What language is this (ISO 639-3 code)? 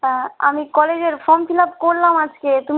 ben